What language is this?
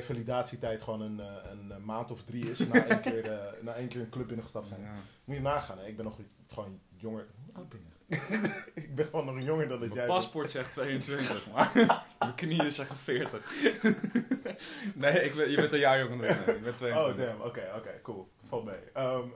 Dutch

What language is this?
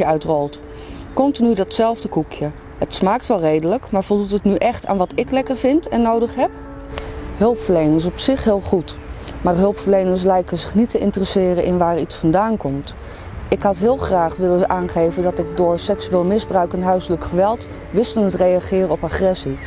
Dutch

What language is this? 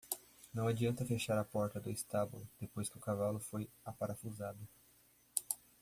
Portuguese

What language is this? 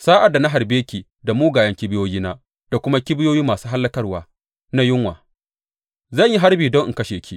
Hausa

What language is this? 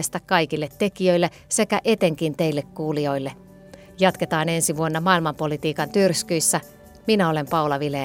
Finnish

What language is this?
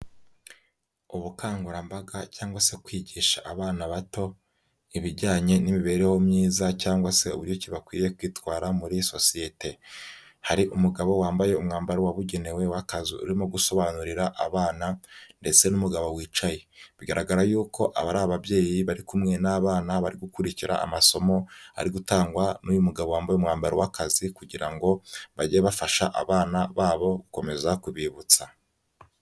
Kinyarwanda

